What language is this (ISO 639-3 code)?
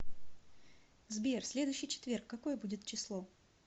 rus